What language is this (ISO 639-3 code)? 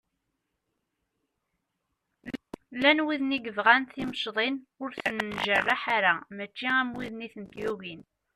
kab